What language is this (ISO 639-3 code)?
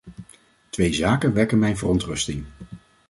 nld